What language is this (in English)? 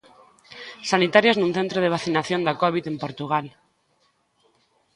Galician